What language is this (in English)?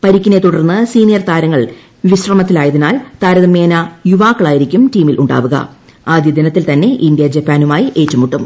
Malayalam